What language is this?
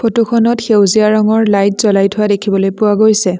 Assamese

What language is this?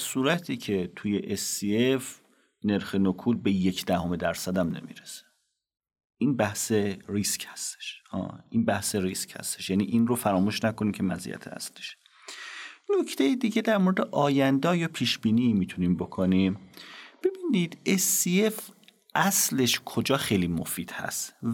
Persian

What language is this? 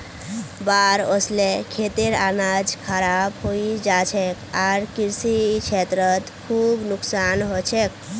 Magahi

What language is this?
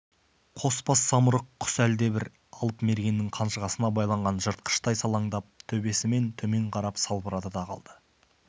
Kazakh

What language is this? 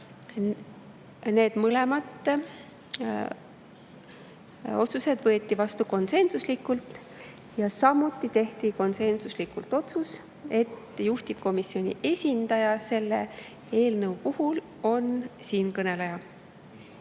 Estonian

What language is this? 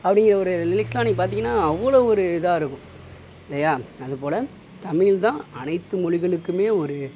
Tamil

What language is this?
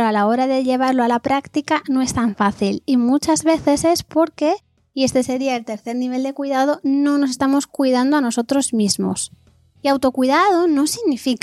Spanish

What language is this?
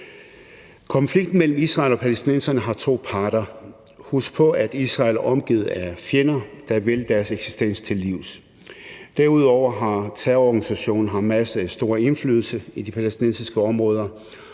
Danish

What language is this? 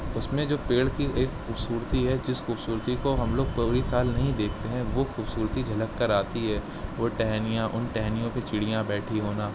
Urdu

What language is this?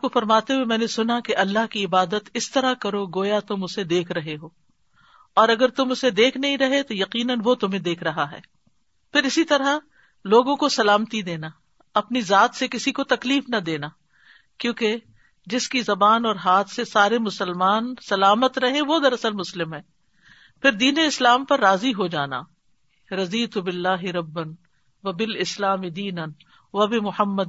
Urdu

